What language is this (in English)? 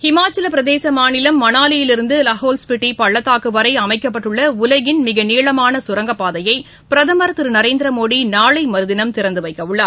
Tamil